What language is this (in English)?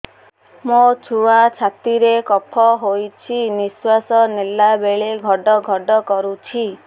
Odia